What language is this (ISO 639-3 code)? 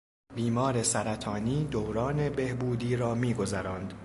fas